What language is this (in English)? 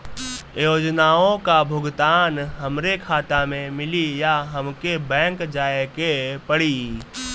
Bhojpuri